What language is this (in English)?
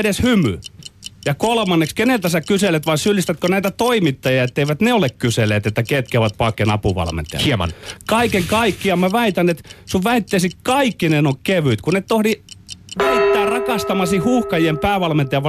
Finnish